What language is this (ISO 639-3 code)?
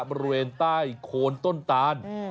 tha